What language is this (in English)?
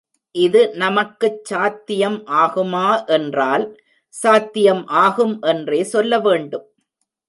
Tamil